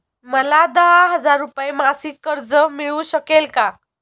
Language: Marathi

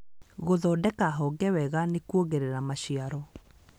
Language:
Kikuyu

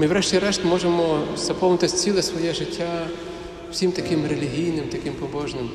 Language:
Ukrainian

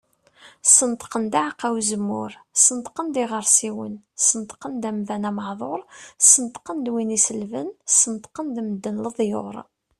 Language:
Kabyle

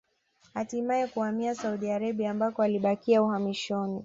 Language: Swahili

